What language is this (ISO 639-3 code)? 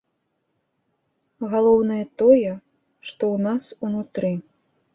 bel